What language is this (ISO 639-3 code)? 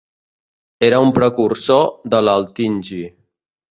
cat